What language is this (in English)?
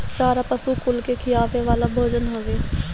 Bhojpuri